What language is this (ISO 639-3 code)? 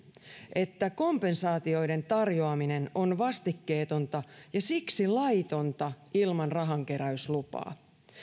fin